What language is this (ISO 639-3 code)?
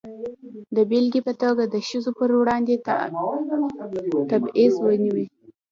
pus